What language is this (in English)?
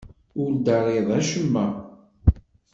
Kabyle